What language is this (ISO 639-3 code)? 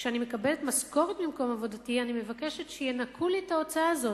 heb